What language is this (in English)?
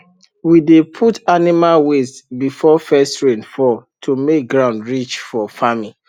Nigerian Pidgin